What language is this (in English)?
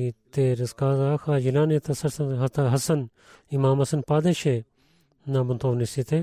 Bulgarian